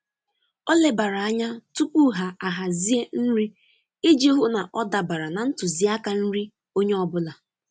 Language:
Igbo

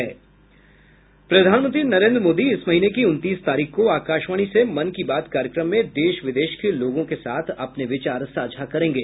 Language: Hindi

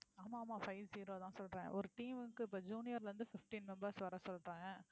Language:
Tamil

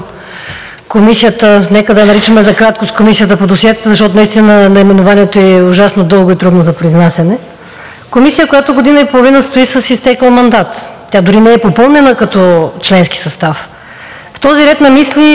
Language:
Bulgarian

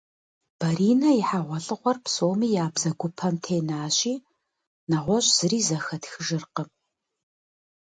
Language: Kabardian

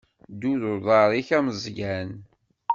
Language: Kabyle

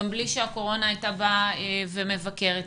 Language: Hebrew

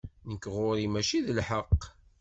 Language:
Kabyle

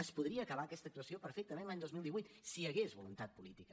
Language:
Catalan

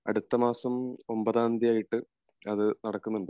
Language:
Malayalam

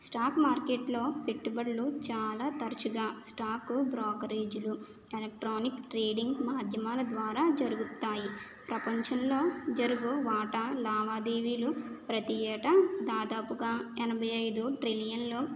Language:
Telugu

